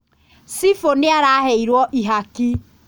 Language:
Kikuyu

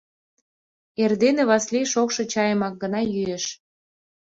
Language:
Mari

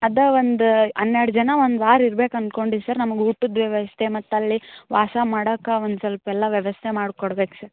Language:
Kannada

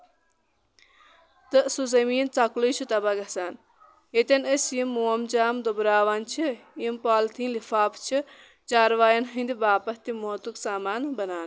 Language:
Kashmiri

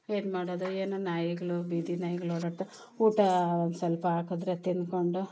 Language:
Kannada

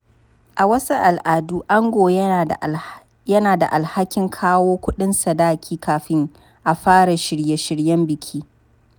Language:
Hausa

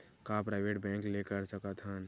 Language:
Chhattisgarhi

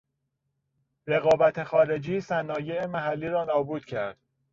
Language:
Persian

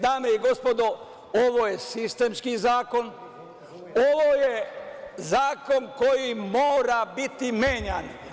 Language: Serbian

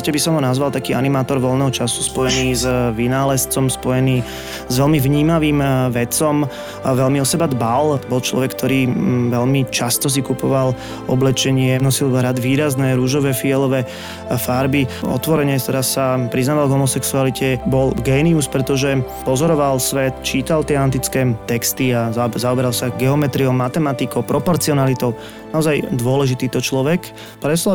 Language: Slovak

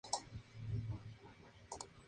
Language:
Spanish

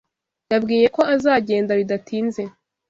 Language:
Kinyarwanda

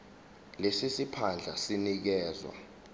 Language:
Zulu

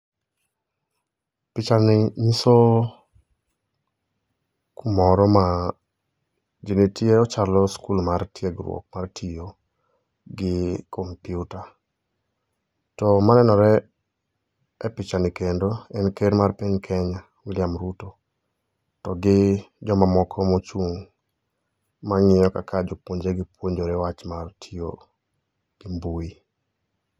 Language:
Luo (Kenya and Tanzania)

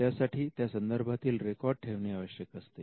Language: Marathi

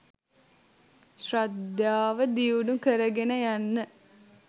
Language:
Sinhala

